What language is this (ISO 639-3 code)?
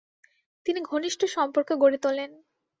ben